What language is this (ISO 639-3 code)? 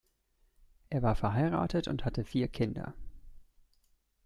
deu